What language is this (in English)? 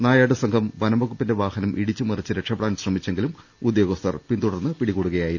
Malayalam